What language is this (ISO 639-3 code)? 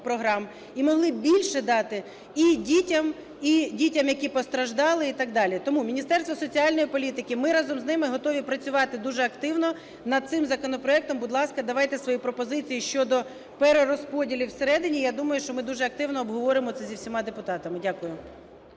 ukr